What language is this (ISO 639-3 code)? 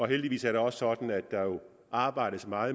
dan